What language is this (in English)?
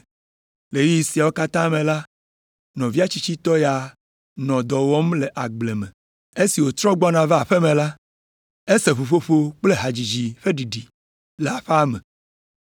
Ewe